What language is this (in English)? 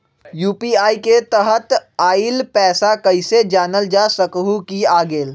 Magahi